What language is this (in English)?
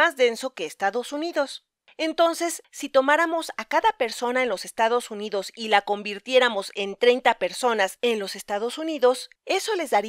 Spanish